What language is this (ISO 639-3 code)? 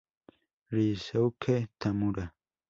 spa